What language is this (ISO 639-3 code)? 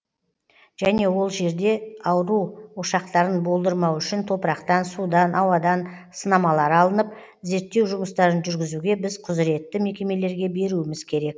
kaz